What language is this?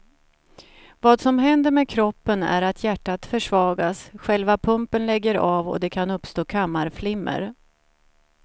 Swedish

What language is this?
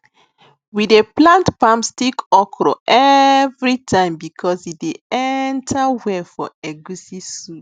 Nigerian Pidgin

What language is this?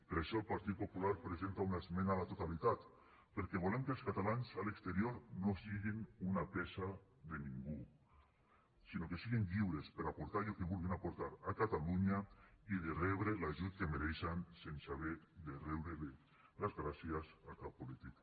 Catalan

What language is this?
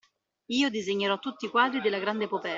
Italian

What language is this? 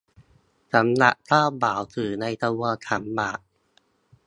Thai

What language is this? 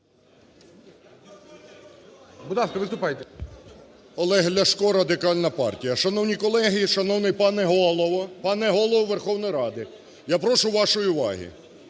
Ukrainian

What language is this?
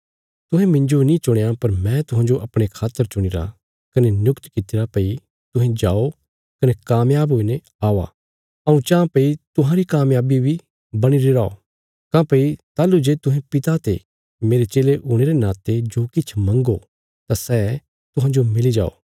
Bilaspuri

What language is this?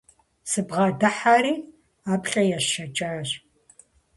Kabardian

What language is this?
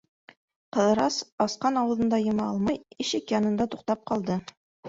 Bashkir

